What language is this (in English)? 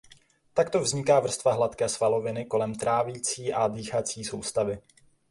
Czech